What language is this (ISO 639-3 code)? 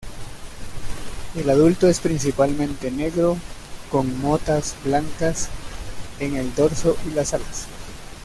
spa